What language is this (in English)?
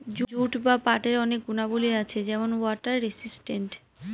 Bangla